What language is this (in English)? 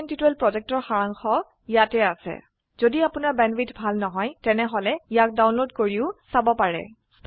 Assamese